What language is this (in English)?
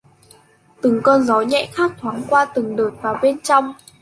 Vietnamese